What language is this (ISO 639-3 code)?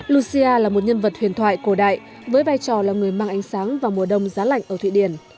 vie